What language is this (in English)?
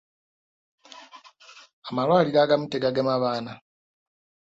Ganda